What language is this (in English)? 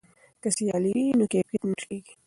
Pashto